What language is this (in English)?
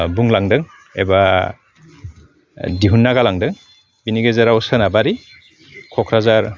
Bodo